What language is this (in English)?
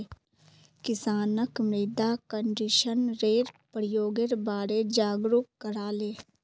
Magahi